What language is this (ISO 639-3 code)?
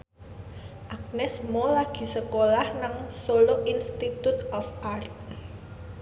jav